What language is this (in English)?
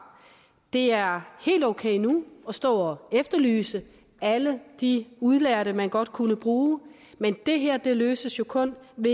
Danish